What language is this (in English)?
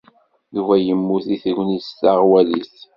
Kabyle